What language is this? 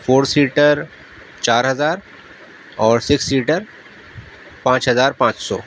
Urdu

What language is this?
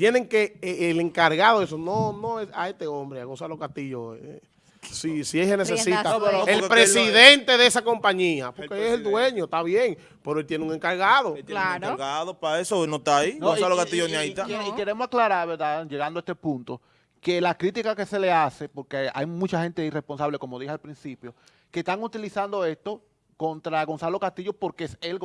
Spanish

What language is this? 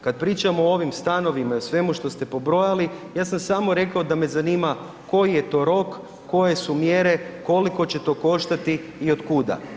Croatian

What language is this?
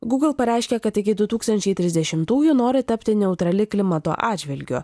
Lithuanian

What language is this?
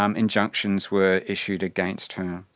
English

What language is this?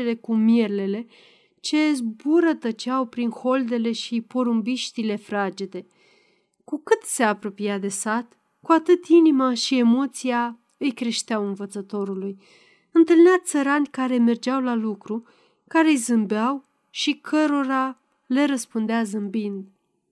Romanian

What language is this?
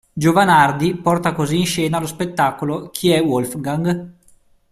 Italian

